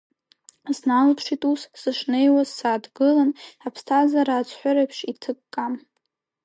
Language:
Abkhazian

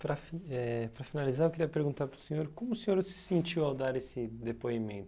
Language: Portuguese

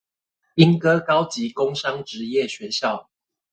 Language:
Chinese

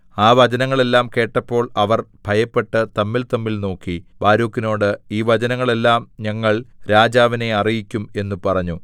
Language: Malayalam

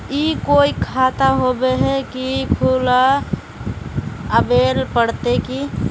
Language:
Magahi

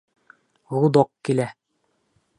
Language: Bashkir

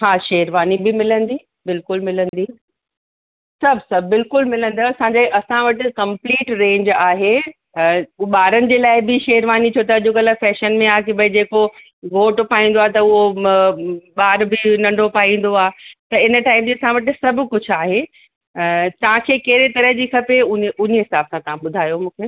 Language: Sindhi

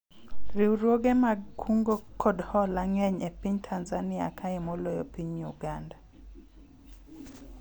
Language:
Luo (Kenya and Tanzania)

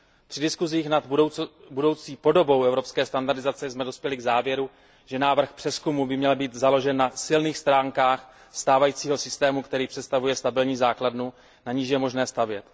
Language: Czech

